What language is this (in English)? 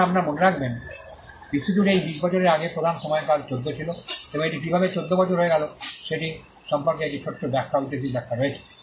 Bangla